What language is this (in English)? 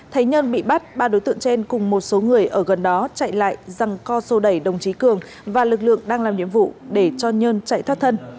Vietnamese